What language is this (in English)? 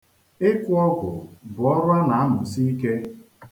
Igbo